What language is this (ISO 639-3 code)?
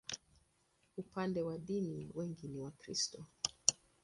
swa